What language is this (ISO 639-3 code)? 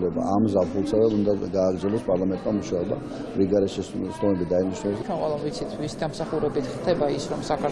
ron